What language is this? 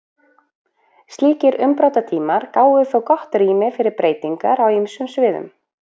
Icelandic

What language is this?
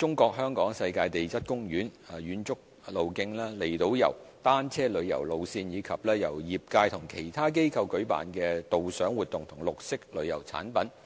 Cantonese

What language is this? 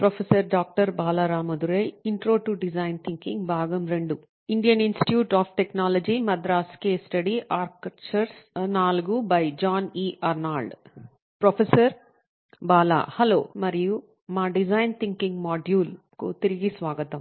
Telugu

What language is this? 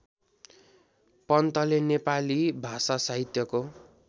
Nepali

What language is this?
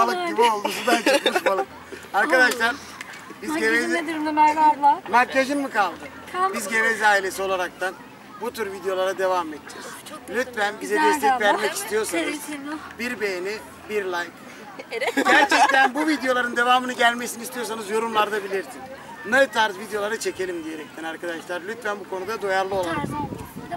Turkish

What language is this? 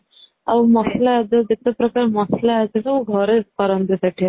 Odia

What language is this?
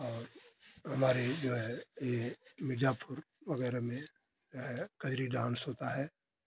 Hindi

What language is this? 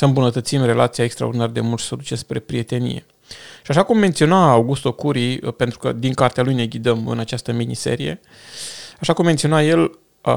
Romanian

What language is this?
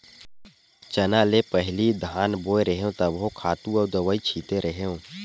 Chhattisgarhi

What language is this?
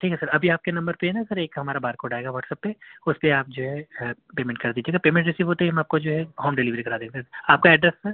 Urdu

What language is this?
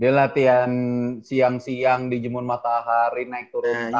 Indonesian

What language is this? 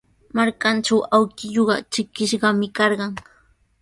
Sihuas Ancash Quechua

